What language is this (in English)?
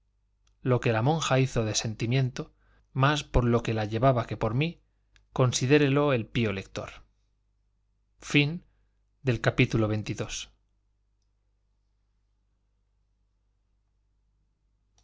Spanish